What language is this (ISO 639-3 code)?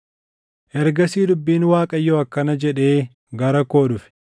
orm